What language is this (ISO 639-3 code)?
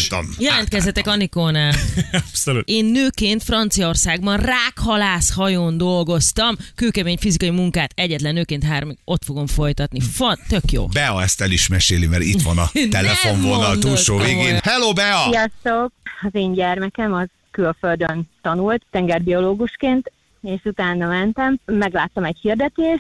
hun